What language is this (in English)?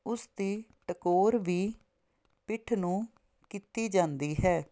Punjabi